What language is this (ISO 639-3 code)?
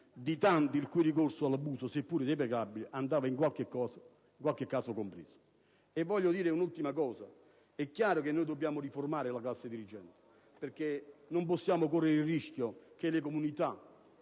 ita